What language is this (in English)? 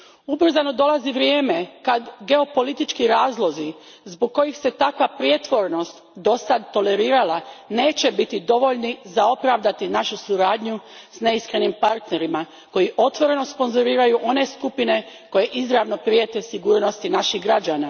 Croatian